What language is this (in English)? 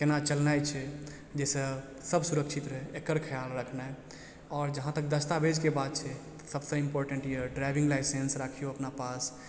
Maithili